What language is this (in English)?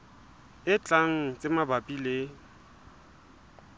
Southern Sotho